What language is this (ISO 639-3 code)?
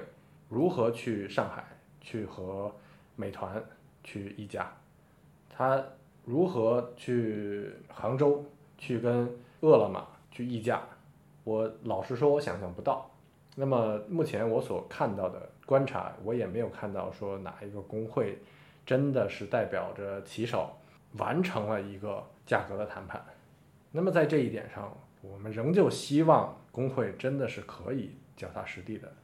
zho